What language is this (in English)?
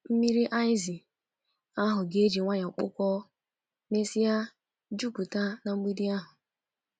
Igbo